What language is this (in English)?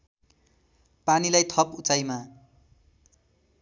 Nepali